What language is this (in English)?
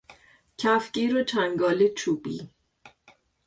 Persian